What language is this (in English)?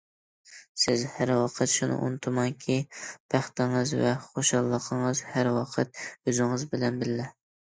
Uyghur